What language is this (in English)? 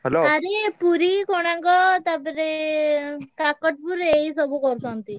Odia